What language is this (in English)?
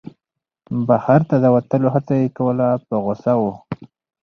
Pashto